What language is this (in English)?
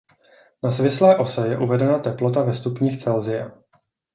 Czech